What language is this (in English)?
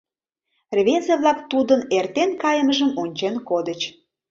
Mari